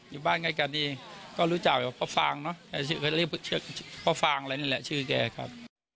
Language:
Thai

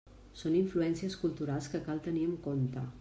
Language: Catalan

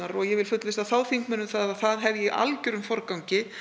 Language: Icelandic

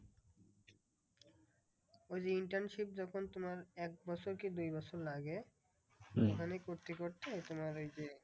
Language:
Bangla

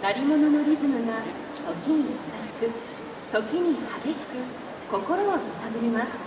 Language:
Japanese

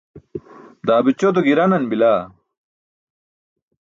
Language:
Burushaski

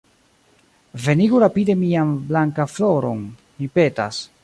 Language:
Esperanto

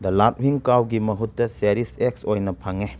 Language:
Manipuri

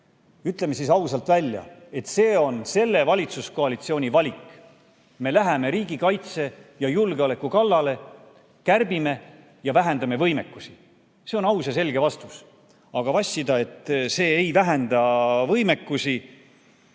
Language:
Estonian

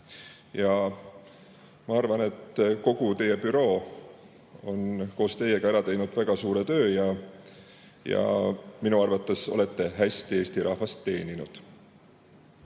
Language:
Estonian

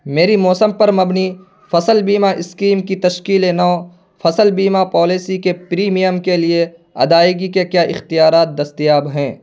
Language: Urdu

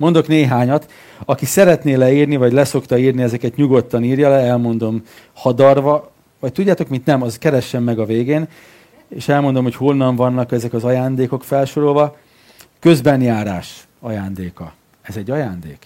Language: Hungarian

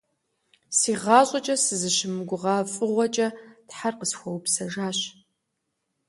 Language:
Kabardian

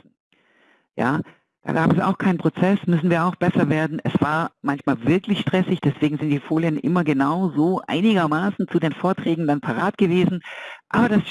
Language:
German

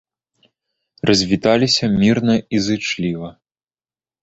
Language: Belarusian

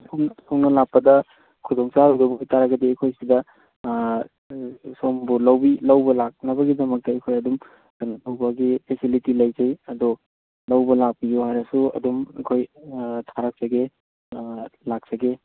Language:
Manipuri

